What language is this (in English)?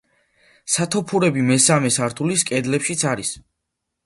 Georgian